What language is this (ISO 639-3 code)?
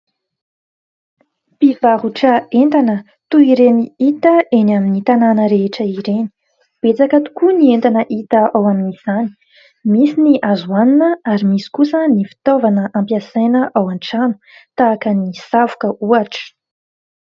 mlg